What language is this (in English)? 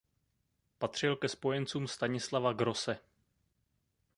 Czech